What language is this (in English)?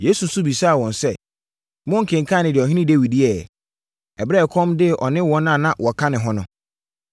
Akan